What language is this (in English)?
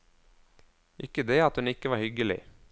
Norwegian